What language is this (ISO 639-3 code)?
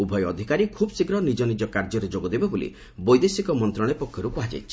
ori